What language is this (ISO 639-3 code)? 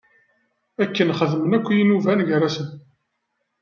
kab